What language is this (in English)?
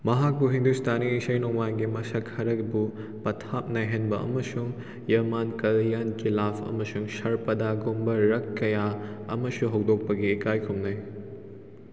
Manipuri